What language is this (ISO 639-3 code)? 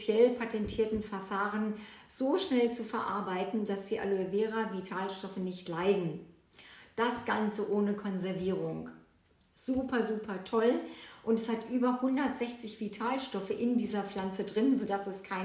deu